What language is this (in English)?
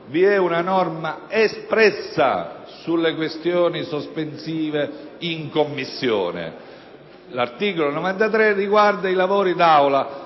Italian